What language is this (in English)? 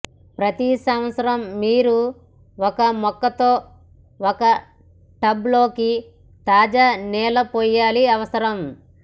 Telugu